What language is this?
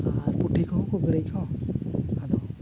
Santali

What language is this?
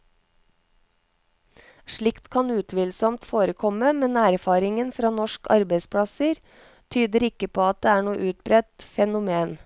Norwegian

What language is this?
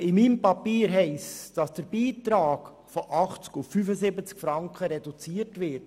Swiss German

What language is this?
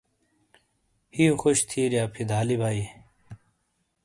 Shina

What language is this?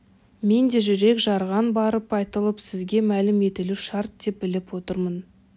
Kazakh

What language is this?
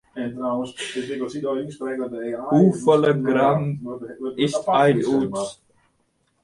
Western Frisian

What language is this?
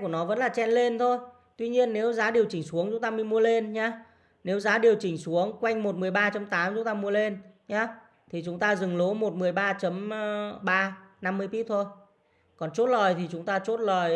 Vietnamese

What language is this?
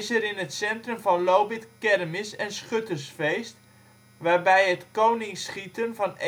Dutch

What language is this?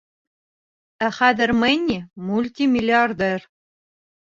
Bashkir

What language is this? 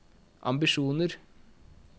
Norwegian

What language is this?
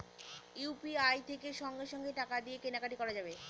Bangla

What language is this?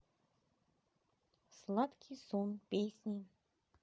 Russian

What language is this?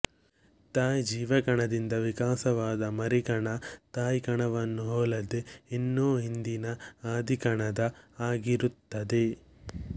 Kannada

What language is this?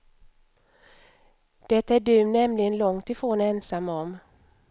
Swedish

